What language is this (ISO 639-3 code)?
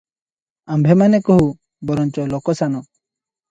ori